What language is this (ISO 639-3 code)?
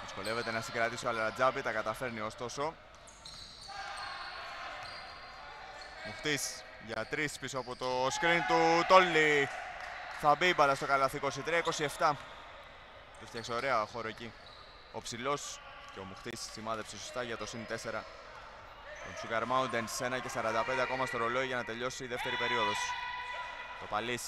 ell